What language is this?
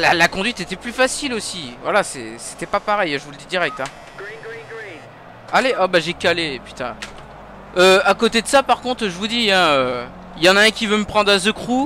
French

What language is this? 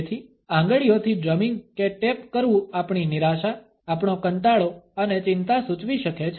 Gujarati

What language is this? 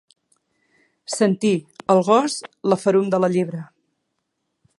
Catalan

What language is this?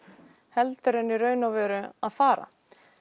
Icelandic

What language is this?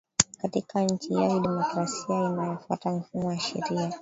Swahili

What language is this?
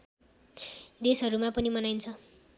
Nepali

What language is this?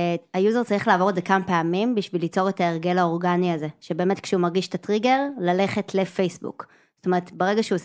Hebrew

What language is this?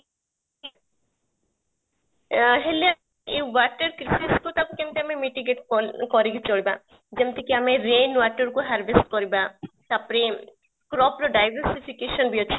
Odia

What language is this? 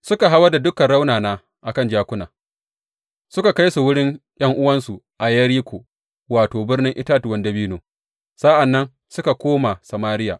Hausa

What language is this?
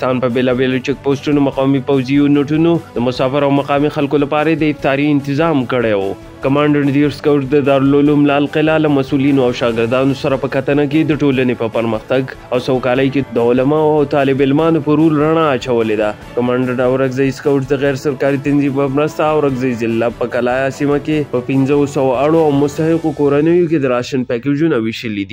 Filipino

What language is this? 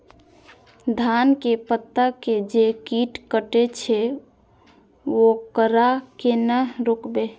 Maithili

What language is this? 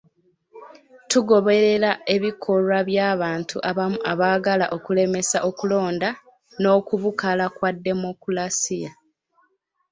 Ganda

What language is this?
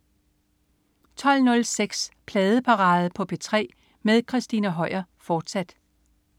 Danish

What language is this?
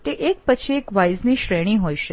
Gujarati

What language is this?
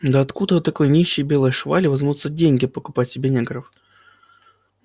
Russian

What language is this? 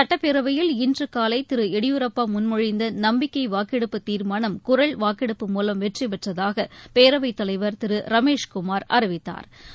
Tamil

